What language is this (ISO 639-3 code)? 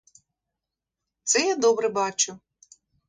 ukr